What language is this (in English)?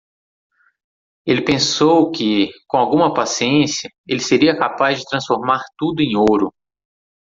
Portuguese